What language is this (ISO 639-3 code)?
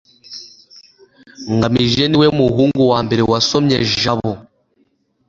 kin